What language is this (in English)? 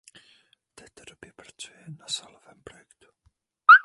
Czech